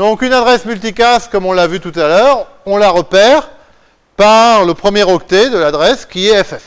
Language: French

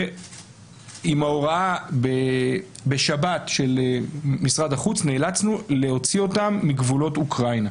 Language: Hebrew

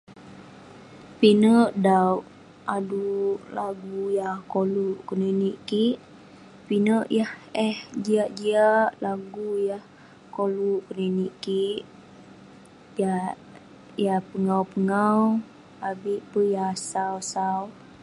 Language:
Western Penan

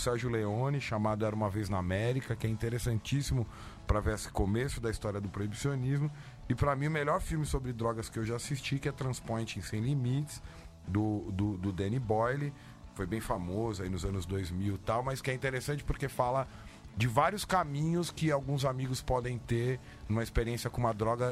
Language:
Portuguese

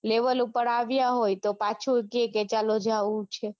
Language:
Gujarati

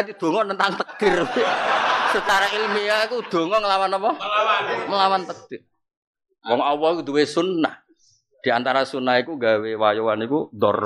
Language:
Indonesian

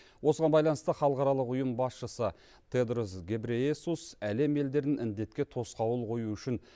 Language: Kazakh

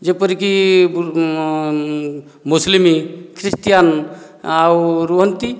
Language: Odia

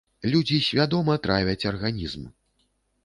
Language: Belarusian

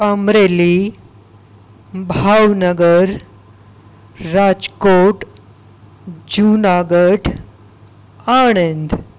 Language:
Gujarati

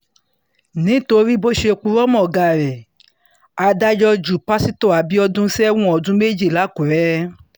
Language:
Yoruba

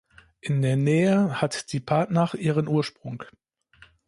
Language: German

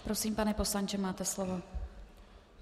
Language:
Czech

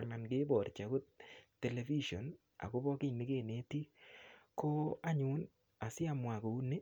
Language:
Kalenjin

